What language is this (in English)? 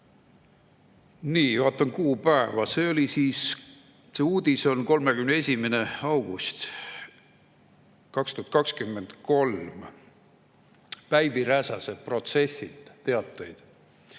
Estonian